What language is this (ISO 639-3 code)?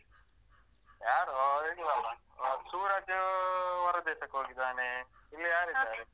kan